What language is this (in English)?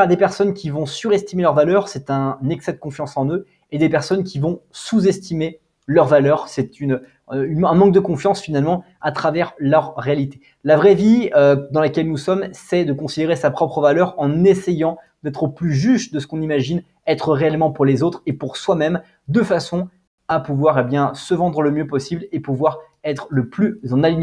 French